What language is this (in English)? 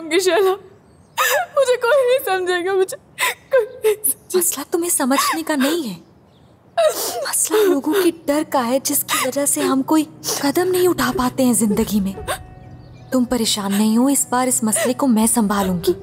Hindi